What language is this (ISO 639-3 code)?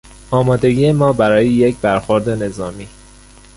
fas